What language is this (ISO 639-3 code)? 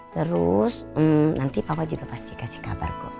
ind